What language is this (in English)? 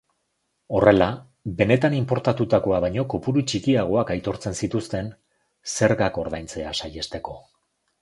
Basque